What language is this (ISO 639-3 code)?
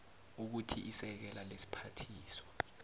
nbl